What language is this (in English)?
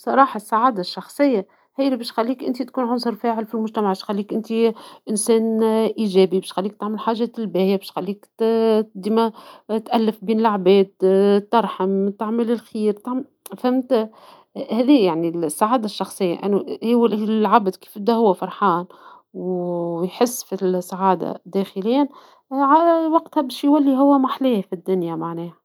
Tunisian Arabic